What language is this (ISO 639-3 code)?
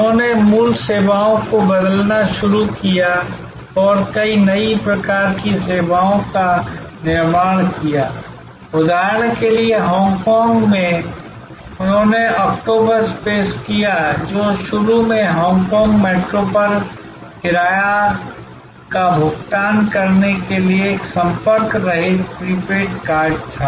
hin